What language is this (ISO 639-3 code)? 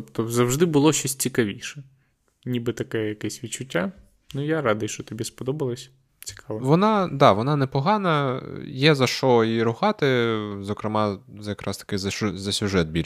ukr